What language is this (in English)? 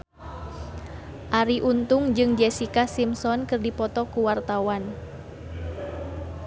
Sundanese